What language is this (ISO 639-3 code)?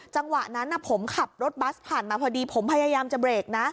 tha